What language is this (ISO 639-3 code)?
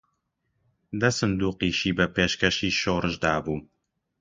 ckb